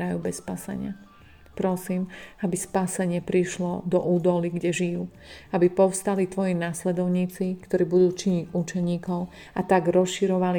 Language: Slovak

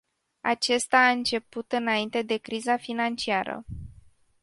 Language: Romanian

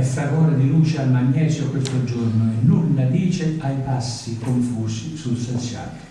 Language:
Italian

